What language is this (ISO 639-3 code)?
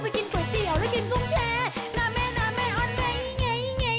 tha